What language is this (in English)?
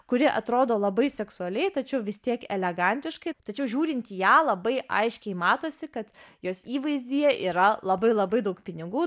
Lithuanian